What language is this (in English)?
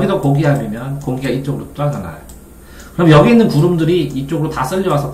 Korean